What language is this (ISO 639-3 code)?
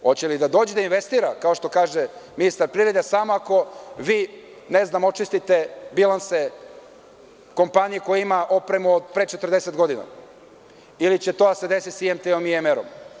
srp